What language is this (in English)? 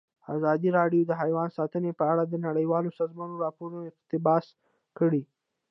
Pashto